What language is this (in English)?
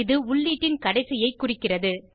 Tamil